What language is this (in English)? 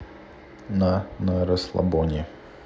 Russian